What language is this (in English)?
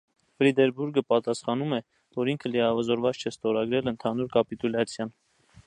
Armenian